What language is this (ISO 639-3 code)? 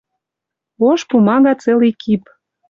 mrj